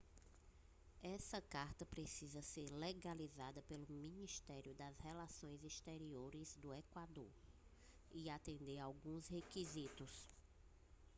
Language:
Portuguese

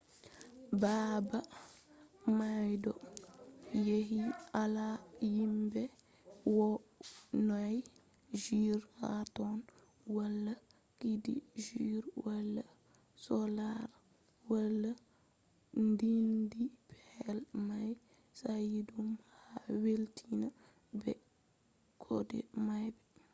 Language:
Fula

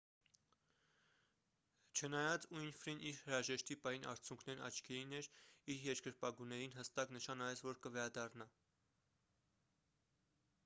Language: Armenian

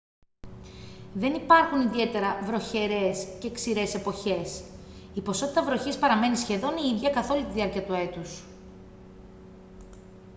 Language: Greek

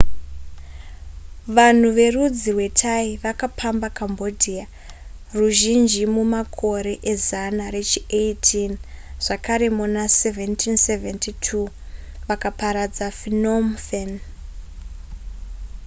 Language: Shona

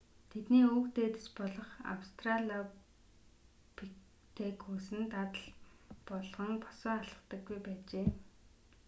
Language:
Mongolian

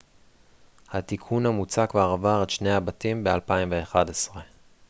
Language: Hebrew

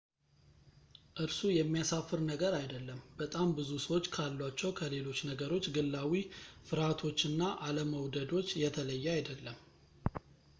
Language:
Amharic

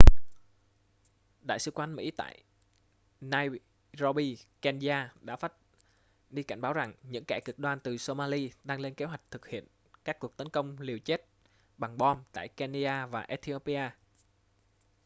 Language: Vietnamese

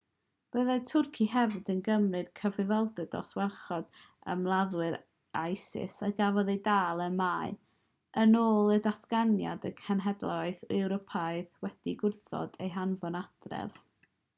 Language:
Welsh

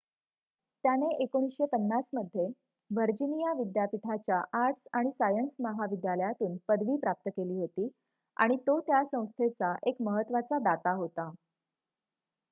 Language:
Marathi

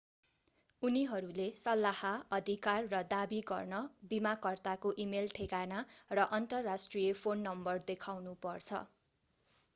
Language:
Nepali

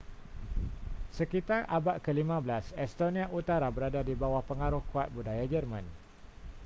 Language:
Malay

